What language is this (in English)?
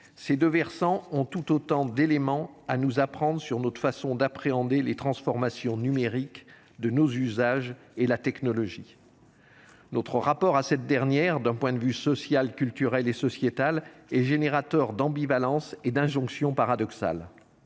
French